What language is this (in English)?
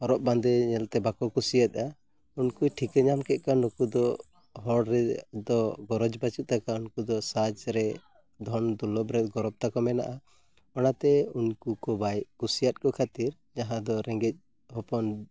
Santali